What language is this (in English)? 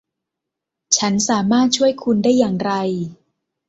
Thai